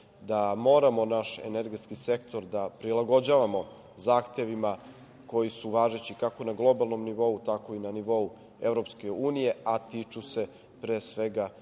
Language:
Serbian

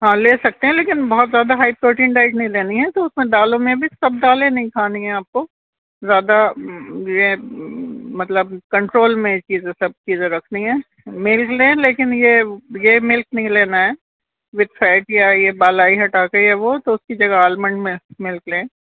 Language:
Urdu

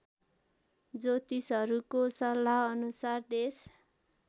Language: Nepali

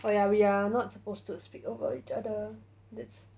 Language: English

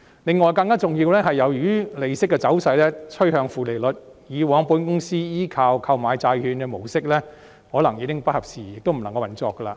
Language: Cantonese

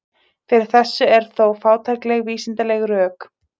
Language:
Icelandic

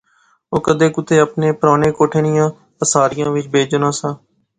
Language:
Pahari-Potwari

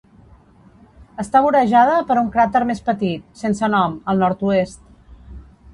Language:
Catalan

